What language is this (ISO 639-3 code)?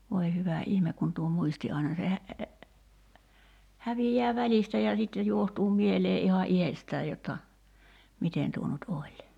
fin